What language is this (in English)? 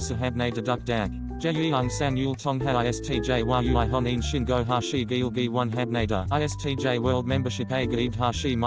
Korean